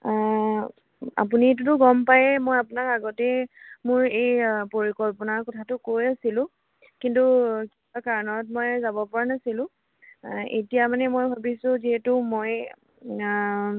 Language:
Assamese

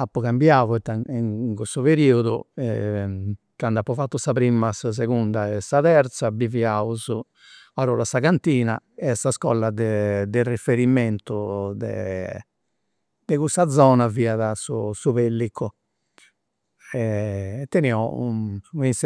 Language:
Campidanese Sardinian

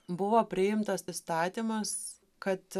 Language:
Lithuanian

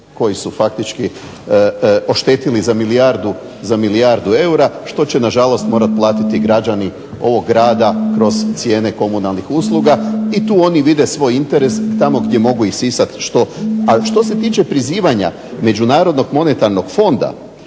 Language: Croatian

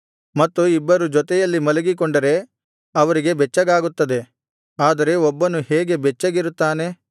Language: Kannada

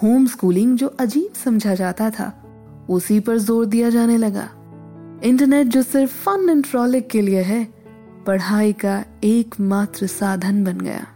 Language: Hindi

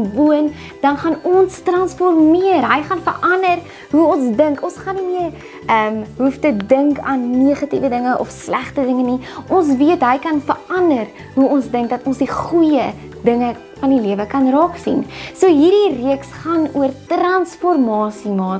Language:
Dutch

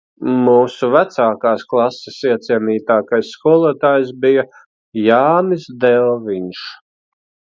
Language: Latvian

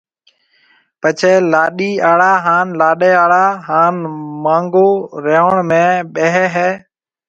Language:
Marwari (Pakistan)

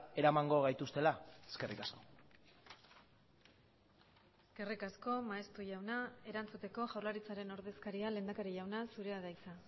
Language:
Basque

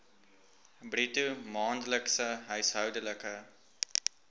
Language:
Afrikaans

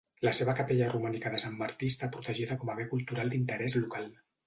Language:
Catalan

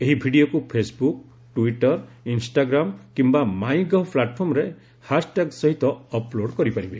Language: Odia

